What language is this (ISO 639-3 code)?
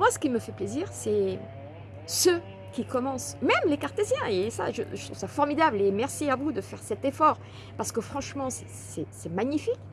fra